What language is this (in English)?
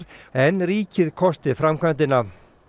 Icelandic